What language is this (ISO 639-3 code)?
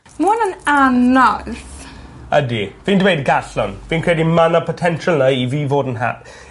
cym